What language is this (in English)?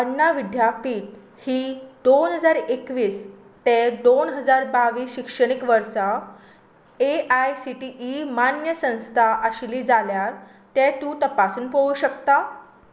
Konkani